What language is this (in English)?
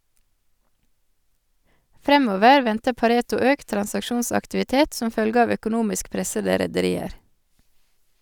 Norwegian